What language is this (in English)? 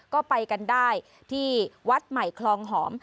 Thai